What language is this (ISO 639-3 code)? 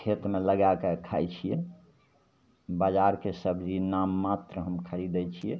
mai